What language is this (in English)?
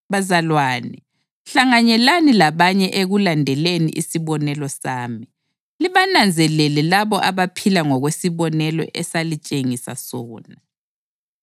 North Ndebele